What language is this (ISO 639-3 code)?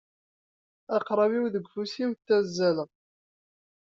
kab